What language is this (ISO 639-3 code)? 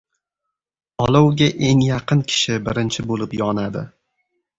uzb